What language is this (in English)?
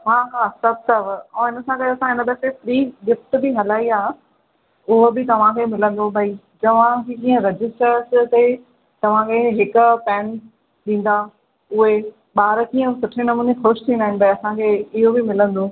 Sindhi